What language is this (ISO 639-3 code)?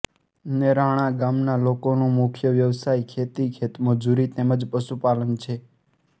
guj